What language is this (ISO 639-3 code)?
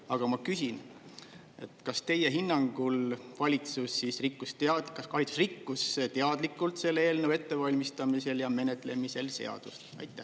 est